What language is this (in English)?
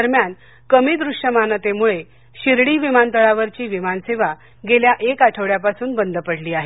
Marathi